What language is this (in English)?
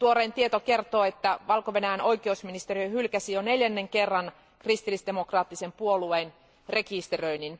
Finnish